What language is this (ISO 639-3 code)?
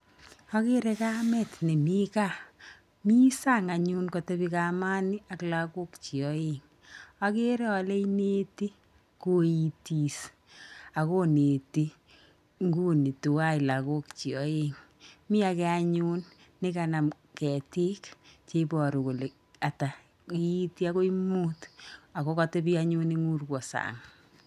kln